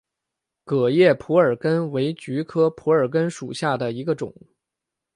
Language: Chinese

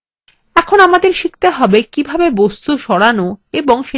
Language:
Bangla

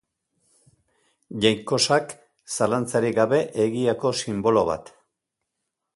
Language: Basque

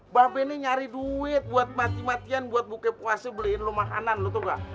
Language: Indonesian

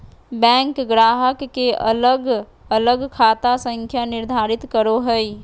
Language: Magahi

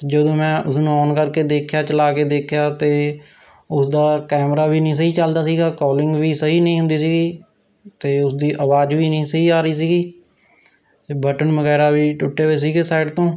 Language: Punjabi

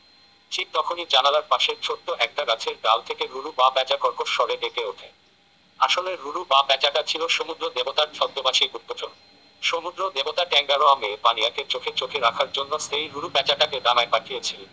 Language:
Bangla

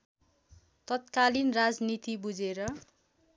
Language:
Nepali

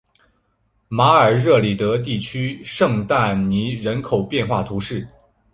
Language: Chinese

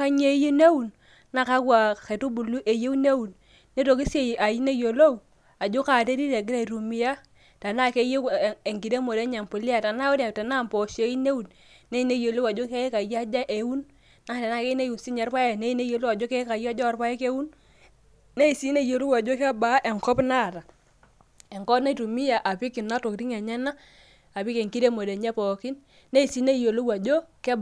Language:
Masai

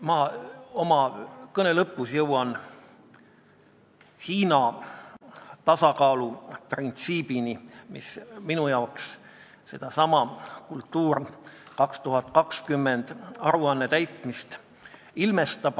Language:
Estonian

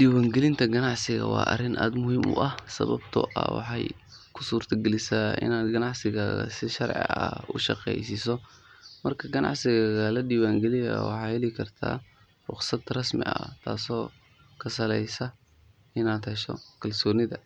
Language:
Somali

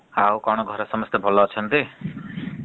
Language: Odia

